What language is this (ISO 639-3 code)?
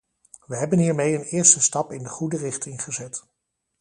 nld